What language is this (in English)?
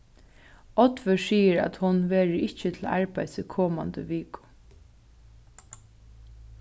Faroese